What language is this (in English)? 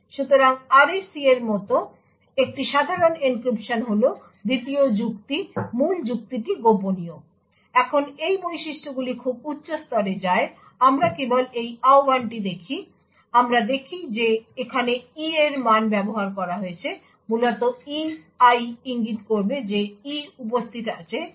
Bangla